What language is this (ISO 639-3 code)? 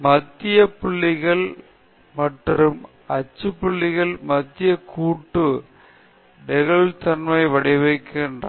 tam